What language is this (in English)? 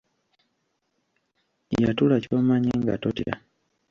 Ganda